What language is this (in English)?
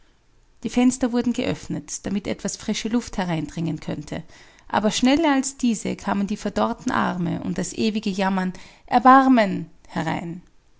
German